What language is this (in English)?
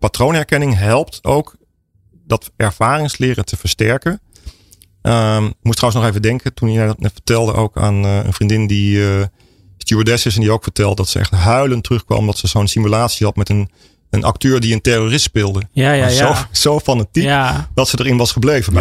Dutch